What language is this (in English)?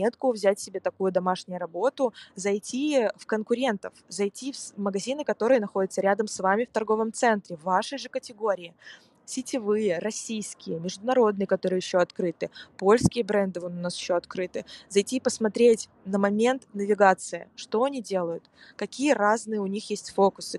Russian